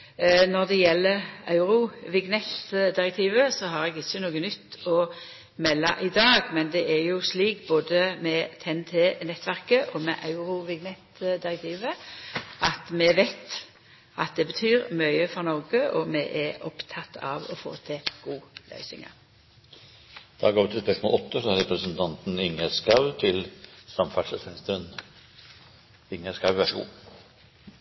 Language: Norwegian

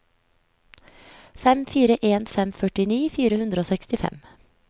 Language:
Norwegian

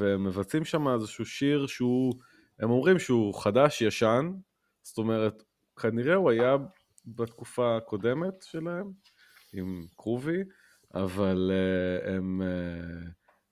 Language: Hebrew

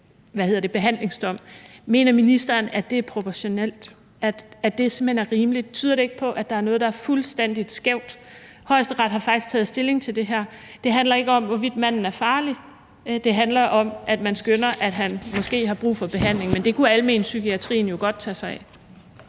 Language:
Danish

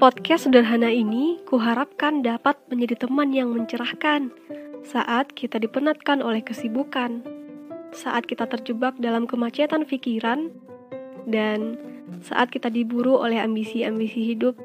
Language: Indonesian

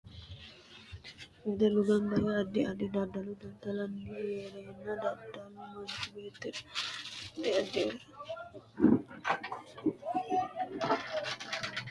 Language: Sidamo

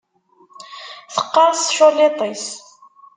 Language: Kabyle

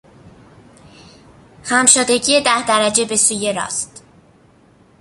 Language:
Persian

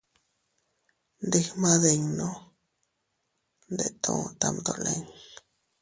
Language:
Teutila Cuicatec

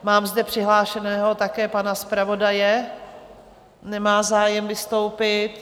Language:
Czech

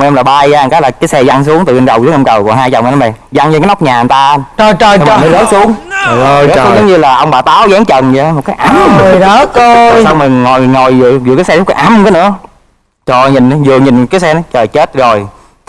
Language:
Vietnamese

